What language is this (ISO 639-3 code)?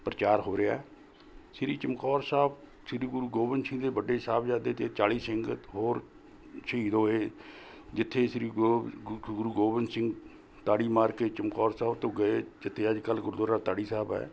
pan